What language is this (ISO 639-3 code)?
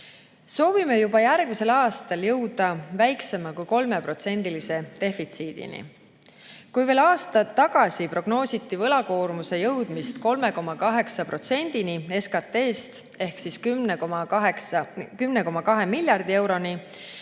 est